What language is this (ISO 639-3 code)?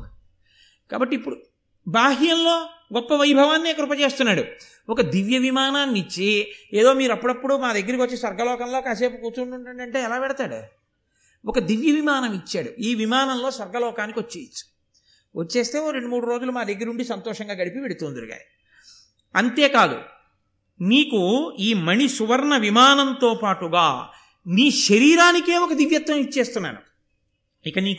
tel